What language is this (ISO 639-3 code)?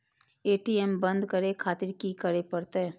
mai